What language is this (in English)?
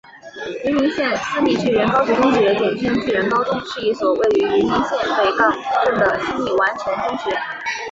Chinese